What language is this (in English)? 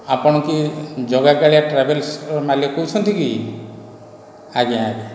Odia